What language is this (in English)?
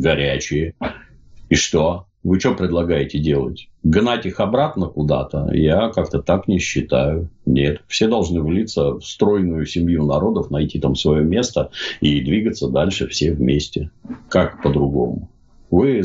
Russian